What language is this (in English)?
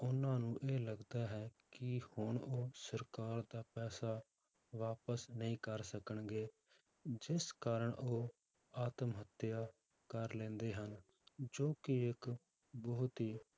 Punjabi